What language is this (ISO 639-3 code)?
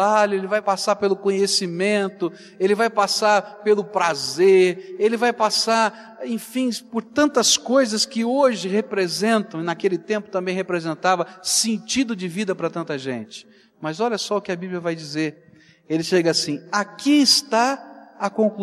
por